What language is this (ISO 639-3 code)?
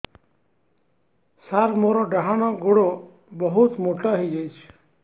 ori